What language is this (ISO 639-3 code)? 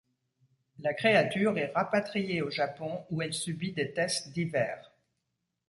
fra